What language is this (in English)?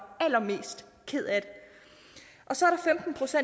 Danish